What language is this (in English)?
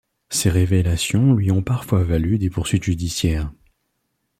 French